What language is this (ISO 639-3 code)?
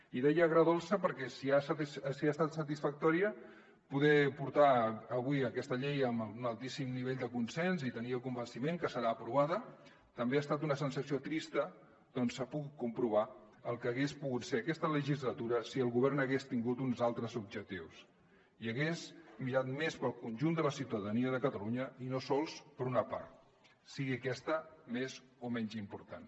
cat